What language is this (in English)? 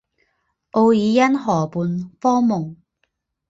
Chinese